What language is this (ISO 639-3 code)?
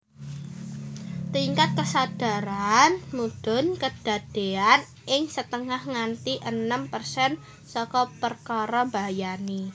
jav